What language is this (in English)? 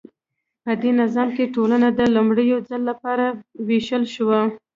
Pashto